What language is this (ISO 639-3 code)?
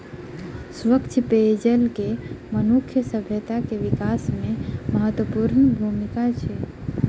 mai